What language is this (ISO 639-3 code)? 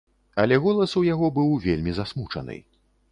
bel